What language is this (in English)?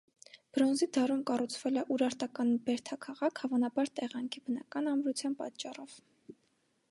Armenian